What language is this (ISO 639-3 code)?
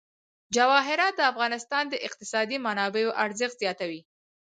pus